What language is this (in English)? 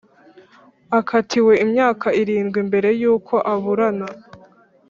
Kinyarwanda